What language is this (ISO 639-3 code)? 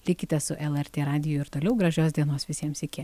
lit